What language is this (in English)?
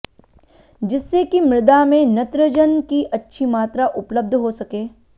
Hindi